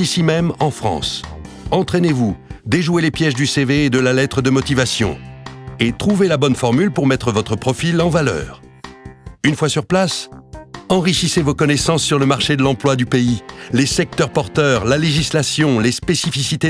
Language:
French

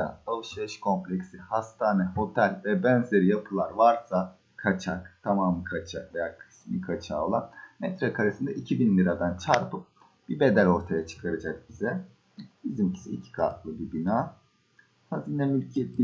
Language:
Turkish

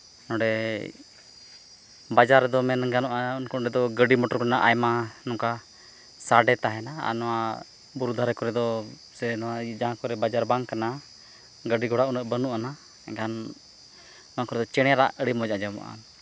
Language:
Santali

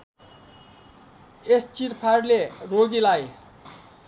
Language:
Nepali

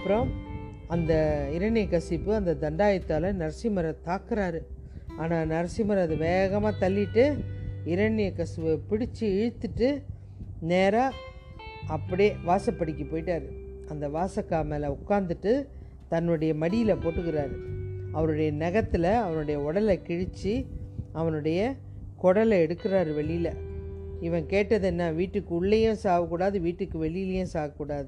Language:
Tamil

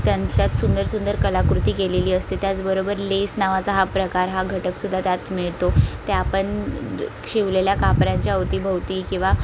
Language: Marathi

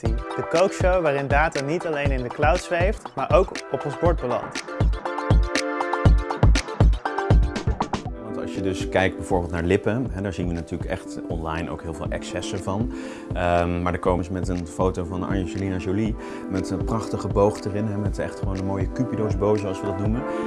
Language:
Dutch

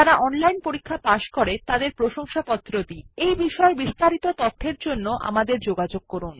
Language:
Bangla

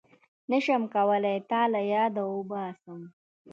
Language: Pashto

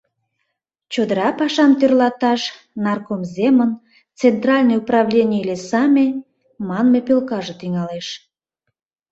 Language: Mari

